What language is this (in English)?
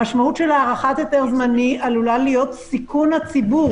Hebrew